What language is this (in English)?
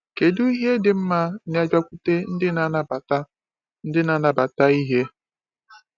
Igbo